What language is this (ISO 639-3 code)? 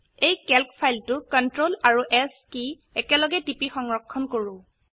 asm